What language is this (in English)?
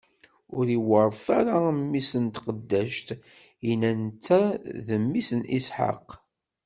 Kabyle